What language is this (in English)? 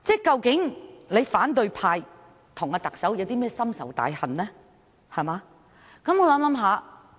Cantonese